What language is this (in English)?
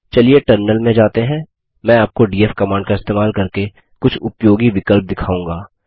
Hindi